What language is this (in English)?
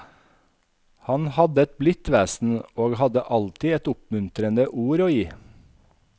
Norwegian